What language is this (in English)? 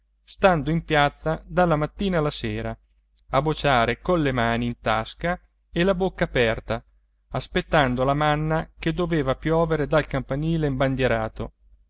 Italian